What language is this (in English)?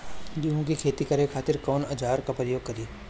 Bhojpuri